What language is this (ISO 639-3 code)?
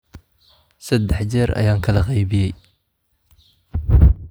som